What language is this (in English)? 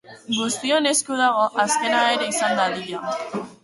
Basque